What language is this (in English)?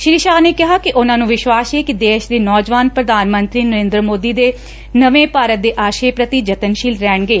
Punjabi